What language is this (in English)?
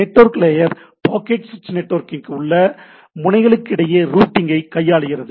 Tamil